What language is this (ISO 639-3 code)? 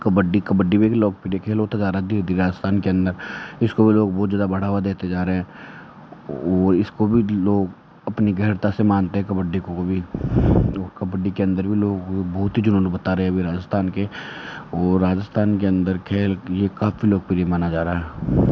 hin